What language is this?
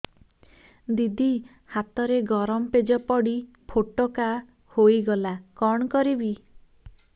Odia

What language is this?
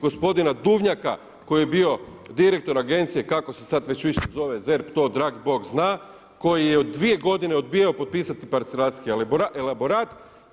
Croatian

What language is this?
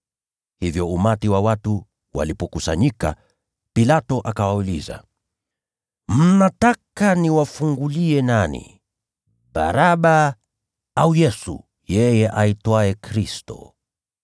Swahili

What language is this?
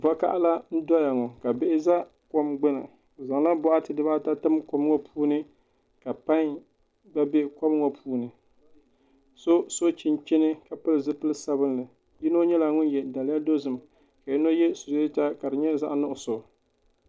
Dagbani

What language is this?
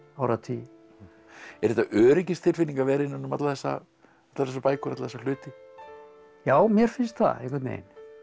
Icelandic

